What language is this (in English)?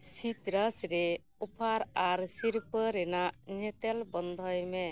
Santali